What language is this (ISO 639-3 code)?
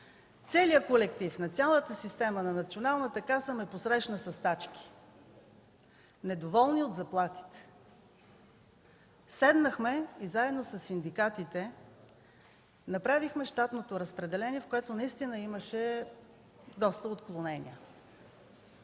bul